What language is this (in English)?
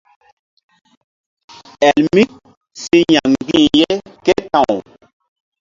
Mbum